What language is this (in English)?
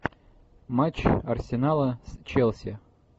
Russian